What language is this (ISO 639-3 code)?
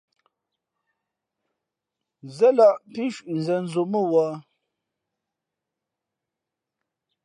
fmp